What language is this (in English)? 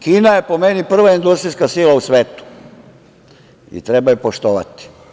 Serbian